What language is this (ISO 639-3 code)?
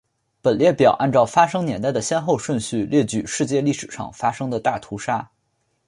zho